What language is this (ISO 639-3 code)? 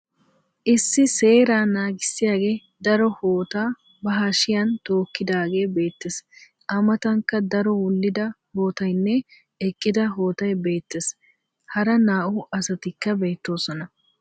wal